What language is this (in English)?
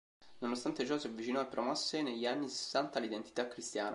Italian